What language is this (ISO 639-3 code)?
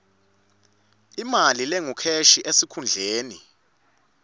ssw